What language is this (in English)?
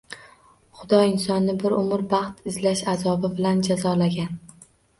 Uzbek